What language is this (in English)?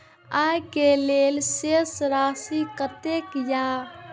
Maithili